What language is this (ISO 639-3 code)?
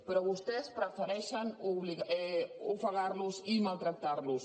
cat